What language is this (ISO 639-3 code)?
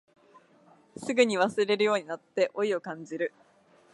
jpn